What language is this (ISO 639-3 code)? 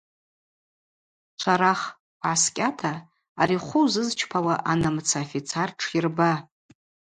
abq